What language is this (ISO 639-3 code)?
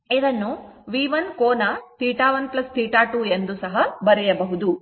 kan